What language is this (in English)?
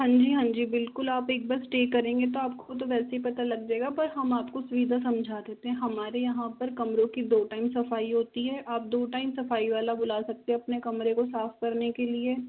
Hindi